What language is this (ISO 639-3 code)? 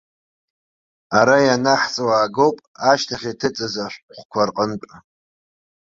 abk